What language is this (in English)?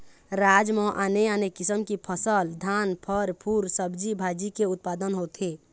Chhattisgarhi